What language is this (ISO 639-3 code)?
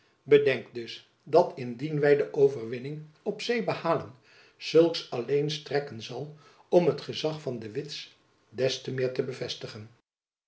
nld